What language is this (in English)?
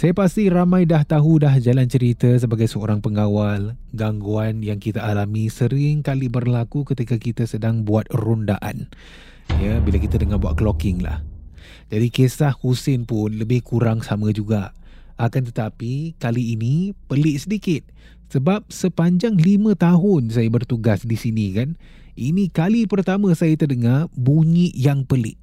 Malay